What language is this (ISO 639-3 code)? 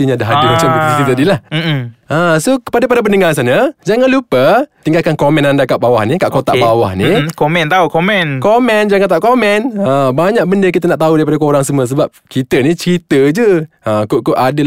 msa